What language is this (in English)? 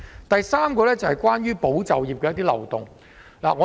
Cantonese